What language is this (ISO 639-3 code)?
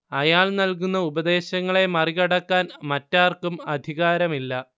mal